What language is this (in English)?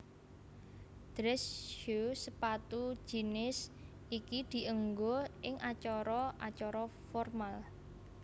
Javanese